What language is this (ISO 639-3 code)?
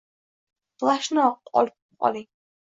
uzb